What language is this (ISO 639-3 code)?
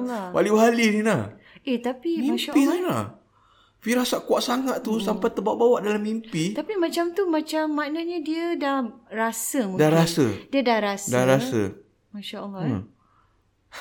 msa